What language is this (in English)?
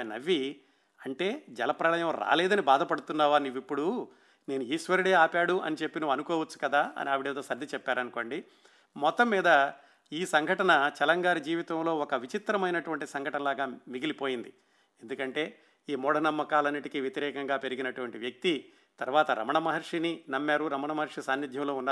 Telugu